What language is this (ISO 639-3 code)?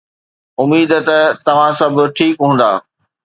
snd